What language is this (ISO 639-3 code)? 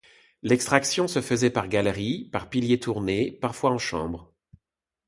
fra